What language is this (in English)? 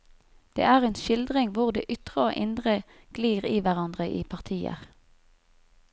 Norwegian